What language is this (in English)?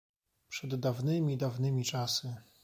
Polish